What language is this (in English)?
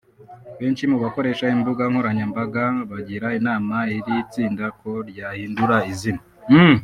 Kinyarwanda